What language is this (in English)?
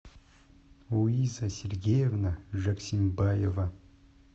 Russian